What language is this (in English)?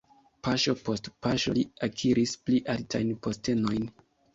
Esperanto